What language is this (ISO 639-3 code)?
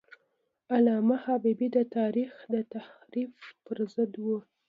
pus